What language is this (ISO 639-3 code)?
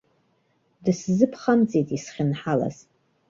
abk